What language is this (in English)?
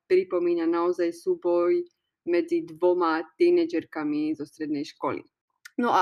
Slovak